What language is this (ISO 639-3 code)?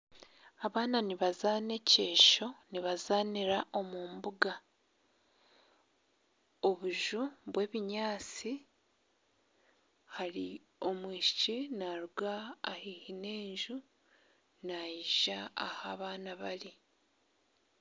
nyn